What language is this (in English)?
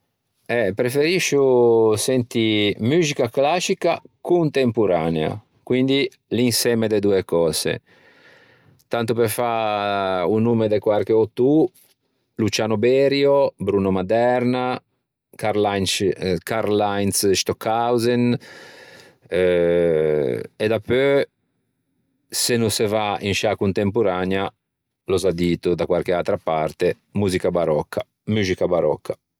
Ligurian